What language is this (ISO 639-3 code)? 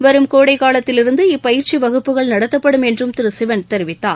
tam